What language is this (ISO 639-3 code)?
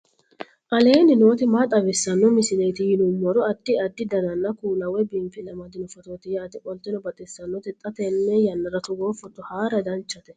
sid